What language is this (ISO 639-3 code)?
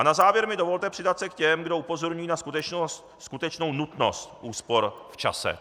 ces